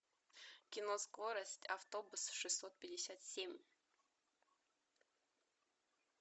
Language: Russian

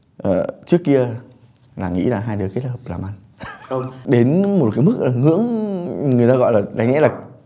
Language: Vietnamese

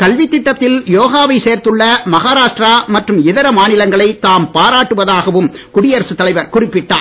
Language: Tamil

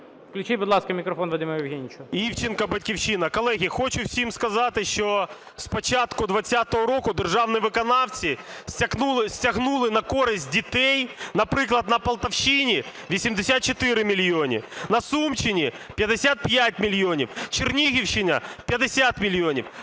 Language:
Ukrainian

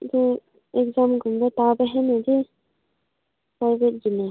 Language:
Manipuri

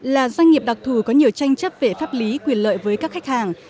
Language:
Vietnamese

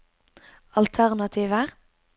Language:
Norwegian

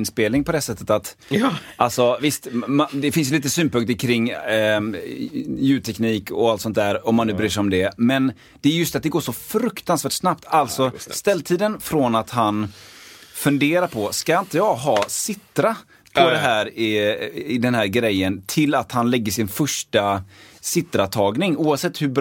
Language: Swedish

